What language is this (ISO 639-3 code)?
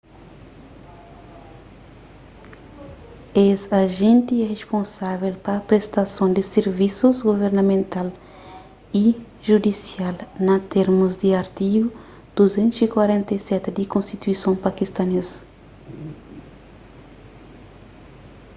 kea